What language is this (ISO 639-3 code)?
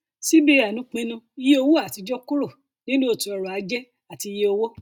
yor